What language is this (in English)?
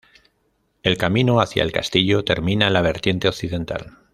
Spanish